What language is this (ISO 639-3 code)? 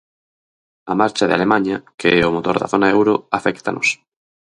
glg